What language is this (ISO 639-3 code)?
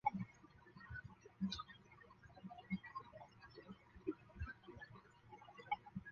zho